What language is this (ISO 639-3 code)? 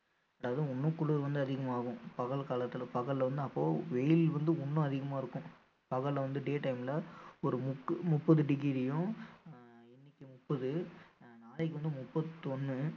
tam